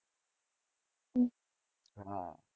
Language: Gujarati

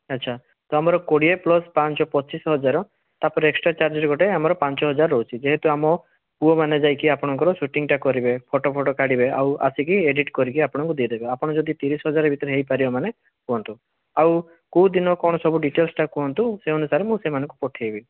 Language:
Odia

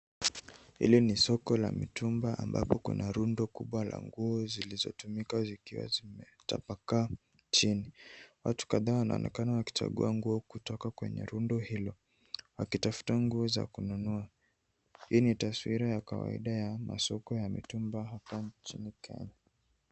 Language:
Swahili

